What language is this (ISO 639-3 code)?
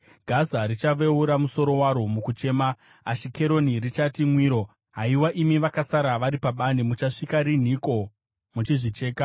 sna